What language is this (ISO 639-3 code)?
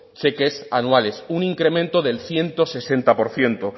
spa